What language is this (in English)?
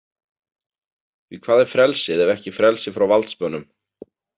Icelandic